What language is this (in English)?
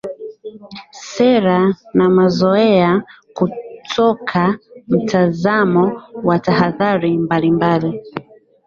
Swahili